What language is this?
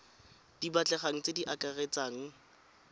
Tswana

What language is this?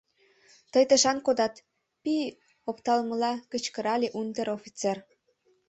Mari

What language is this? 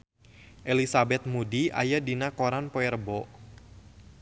Sundanese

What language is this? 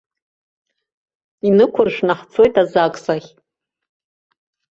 Abkhazian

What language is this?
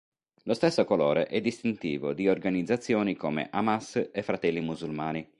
Italian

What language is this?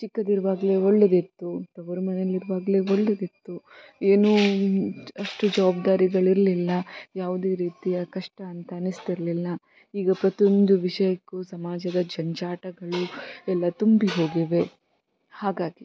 Kannada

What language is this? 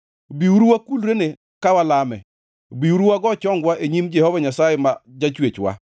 Luo (Kenya and Tanzania)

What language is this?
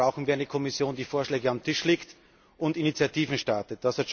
German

